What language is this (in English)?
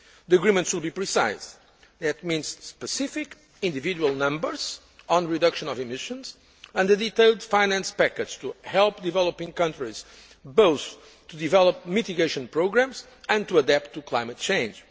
English